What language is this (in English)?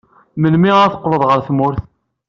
Kabyle